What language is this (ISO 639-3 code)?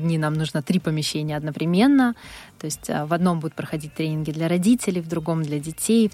rus